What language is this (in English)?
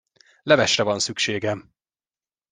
Hungarian